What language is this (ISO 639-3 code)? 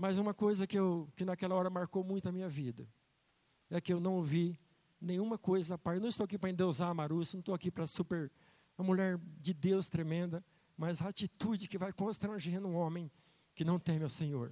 por